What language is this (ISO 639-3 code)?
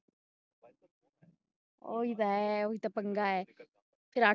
pan